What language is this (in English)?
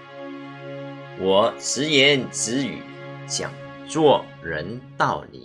Chinese